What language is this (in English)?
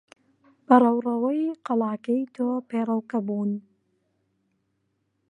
Central Kurdish